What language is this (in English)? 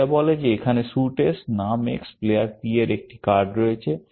Bangla